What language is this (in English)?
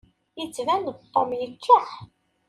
Kabyle